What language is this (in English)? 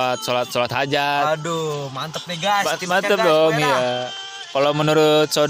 Indonesian